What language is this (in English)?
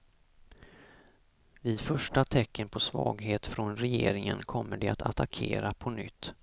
Swedish